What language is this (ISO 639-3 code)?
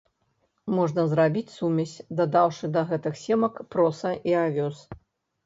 bel